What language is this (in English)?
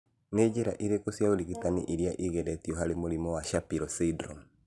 Kikuyu